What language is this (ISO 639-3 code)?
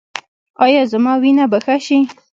pus